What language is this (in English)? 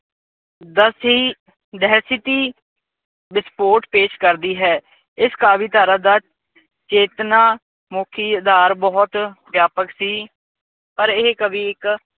Punjabi